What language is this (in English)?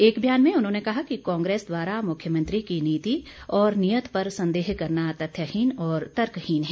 Hindi